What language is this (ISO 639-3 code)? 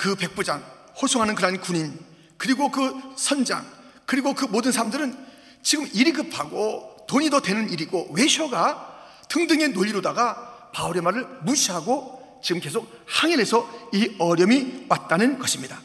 kor